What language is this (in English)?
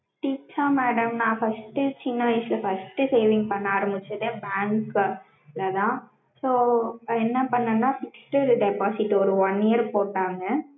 Tamil